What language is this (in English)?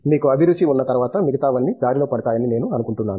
Telugu